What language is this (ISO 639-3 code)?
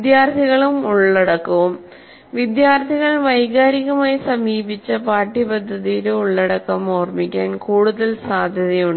mal